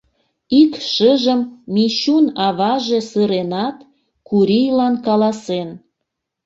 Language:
Mari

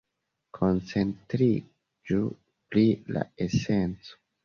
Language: Esperanto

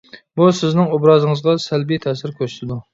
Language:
Uyghur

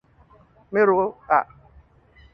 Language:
Thai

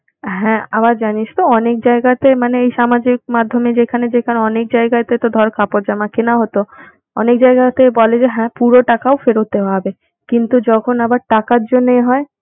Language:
Bangla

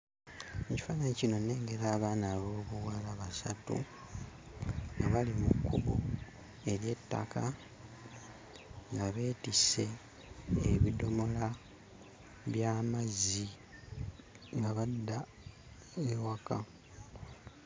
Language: Ganda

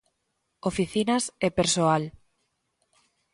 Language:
Galician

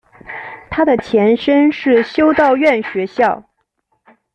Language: Chinese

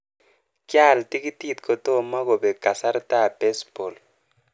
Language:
Kalenjin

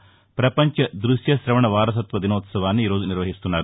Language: Telugu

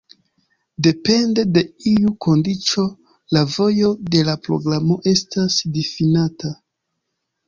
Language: Esperanto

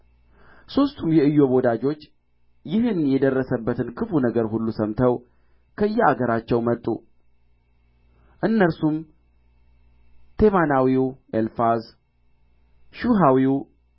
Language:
Amharic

